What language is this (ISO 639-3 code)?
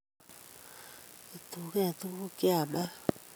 kln